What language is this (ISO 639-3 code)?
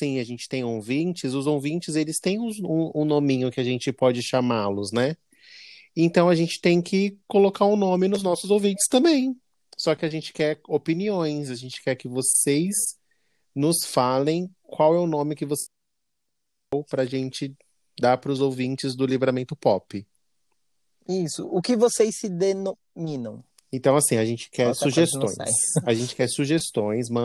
por